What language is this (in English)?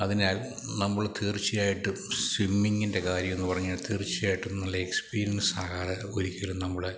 Malayalam